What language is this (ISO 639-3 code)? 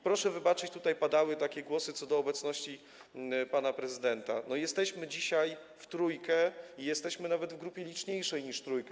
pol